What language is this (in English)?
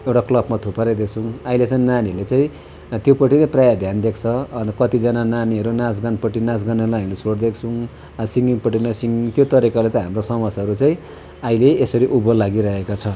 Nepali